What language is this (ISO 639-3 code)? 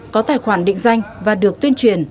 vie